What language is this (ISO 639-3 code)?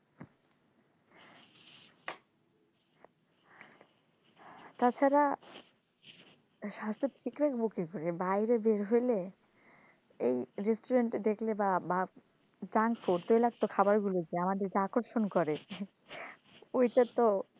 ben